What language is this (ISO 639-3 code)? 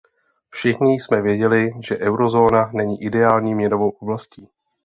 ces